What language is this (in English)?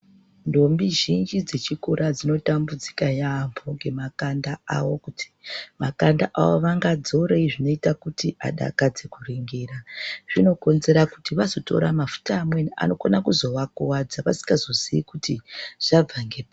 Ndau